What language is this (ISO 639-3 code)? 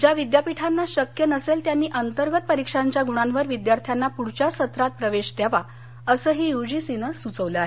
mar